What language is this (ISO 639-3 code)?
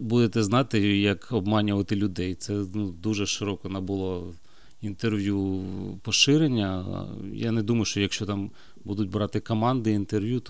ukr